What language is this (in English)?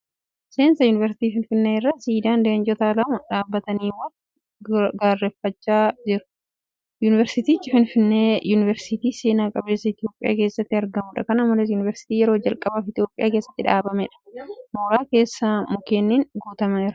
Oromo